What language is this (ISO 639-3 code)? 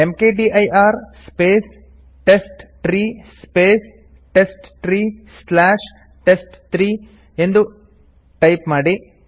kan